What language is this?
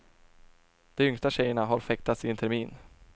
Swedish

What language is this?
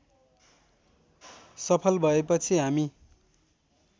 Nepali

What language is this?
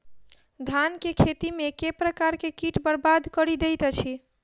Maithili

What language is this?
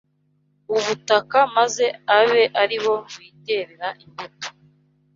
Kinyarwanda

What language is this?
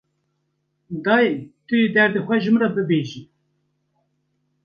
Kurdish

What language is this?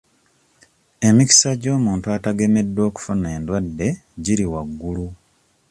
Ganda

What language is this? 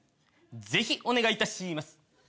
Japanese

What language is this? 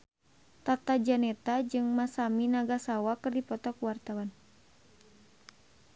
Sundanese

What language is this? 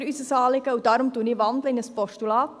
Swiss German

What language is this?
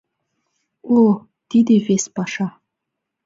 Mari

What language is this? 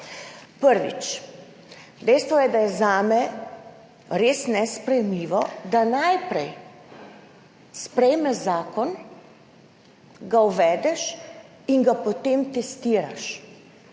Slovenian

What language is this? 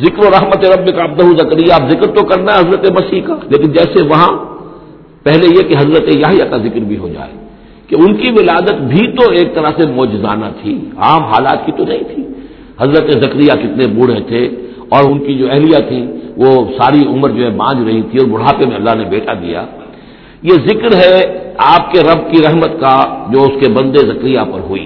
Urdu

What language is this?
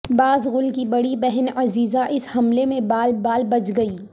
Urdu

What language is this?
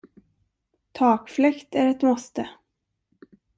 Swedish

